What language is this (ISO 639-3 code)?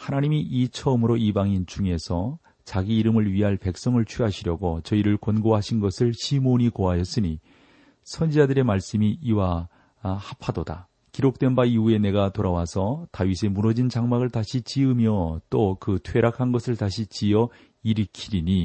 kor